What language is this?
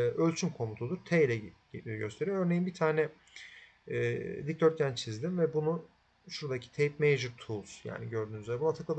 Turkish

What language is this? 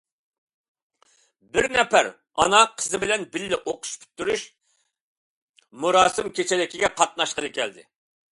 Uyghur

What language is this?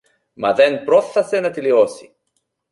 Greek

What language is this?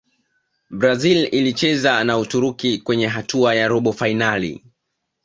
Swahili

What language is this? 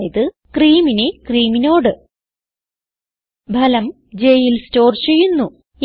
Malayalam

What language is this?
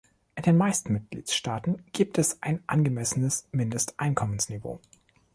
German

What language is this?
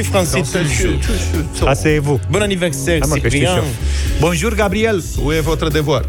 Romanian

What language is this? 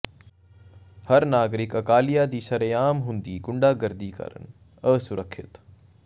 Punjabi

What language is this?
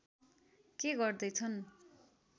Nepali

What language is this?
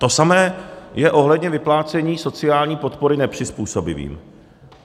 Czech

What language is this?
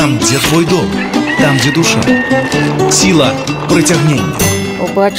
Russian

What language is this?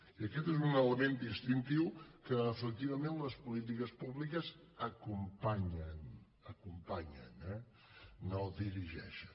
Catalan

